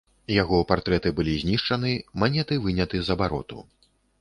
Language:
Belarusian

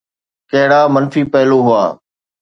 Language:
Sindhi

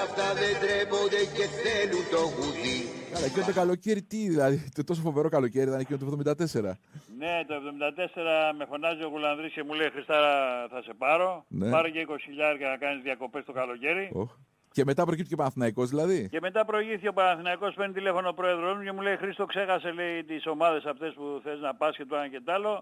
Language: Greek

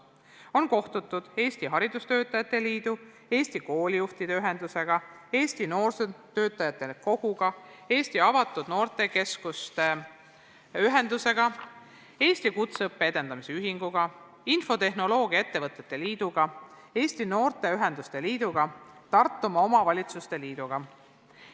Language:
Estonian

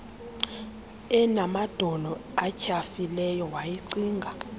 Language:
Xhosa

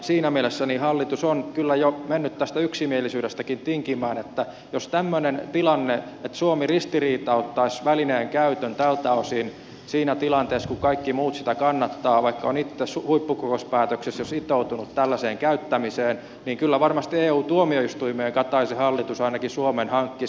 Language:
Finnish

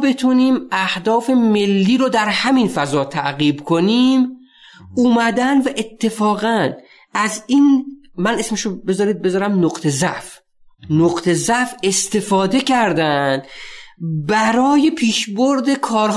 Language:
Persian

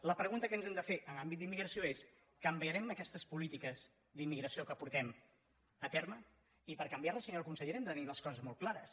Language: Catalan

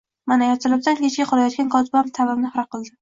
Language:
Uzbek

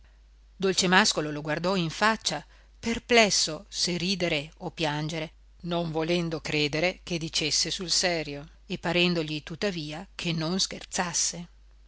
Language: Italian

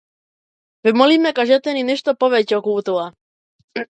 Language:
Macedonian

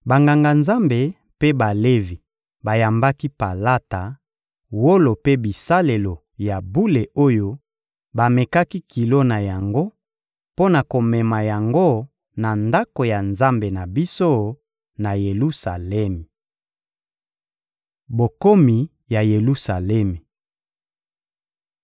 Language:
Lingala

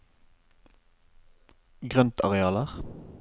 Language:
Norwegian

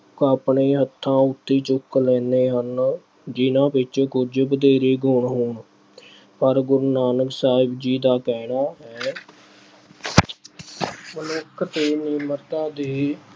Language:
Punjabi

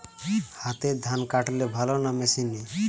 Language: Bangla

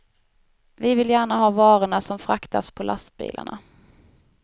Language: Swedish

